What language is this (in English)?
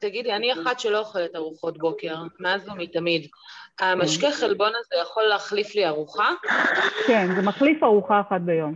Hebrew